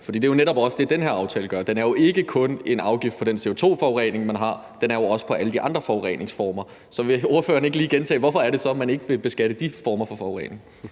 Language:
Danish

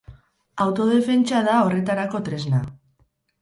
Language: Basque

